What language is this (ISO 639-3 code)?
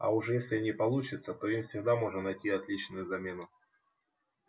rus